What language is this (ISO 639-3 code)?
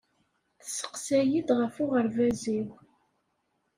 kab